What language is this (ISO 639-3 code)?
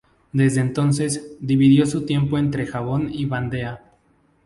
spa